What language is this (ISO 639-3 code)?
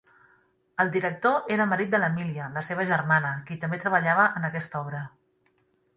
cat